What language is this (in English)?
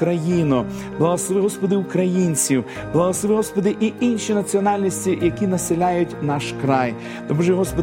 Ukrainian